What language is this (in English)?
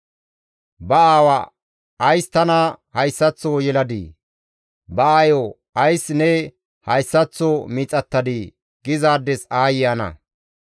Gamo